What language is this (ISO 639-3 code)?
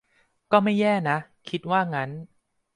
tha